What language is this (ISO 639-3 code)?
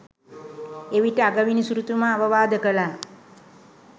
sin